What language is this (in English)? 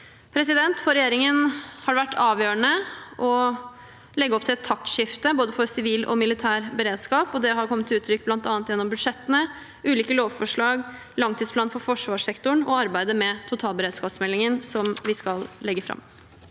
Norwegian